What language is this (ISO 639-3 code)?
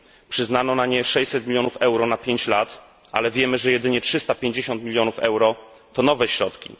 pol